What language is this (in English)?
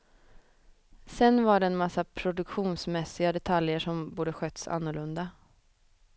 Swedish